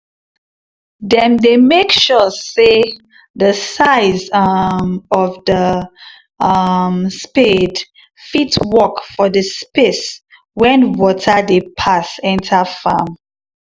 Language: Nigerian Pidgin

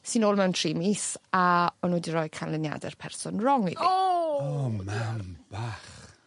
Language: Welsh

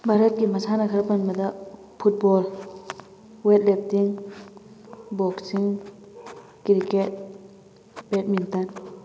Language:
Manipuri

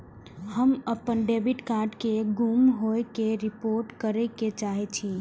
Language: Maithili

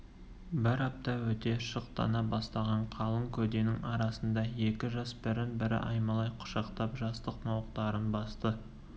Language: Kazakh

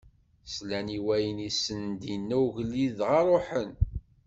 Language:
Kabyle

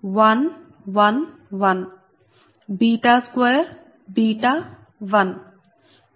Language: Telugu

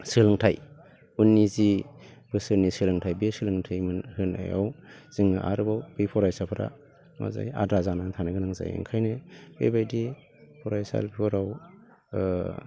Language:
Bodo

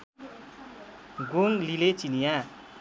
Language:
Nepali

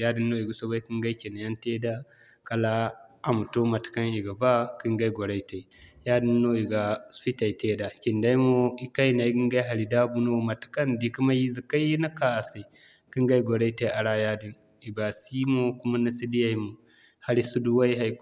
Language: Zarma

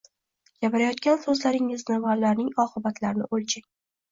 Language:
Uzbek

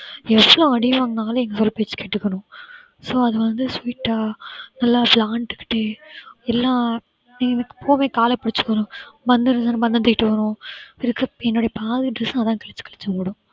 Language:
Tamil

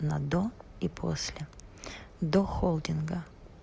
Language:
Russian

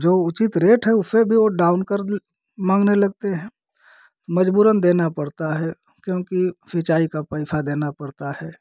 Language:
Hindi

